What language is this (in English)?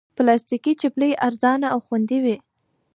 Pashto